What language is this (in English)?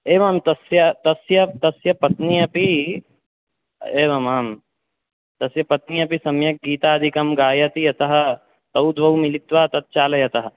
Sanskrit